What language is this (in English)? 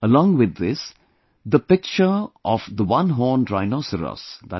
English